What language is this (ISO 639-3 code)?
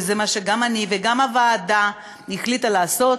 heb